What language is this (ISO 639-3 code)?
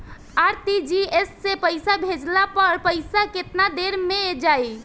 bho